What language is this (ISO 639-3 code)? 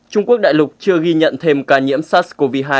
vie